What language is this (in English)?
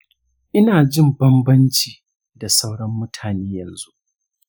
Hausa